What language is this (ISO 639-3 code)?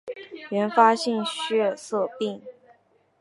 zho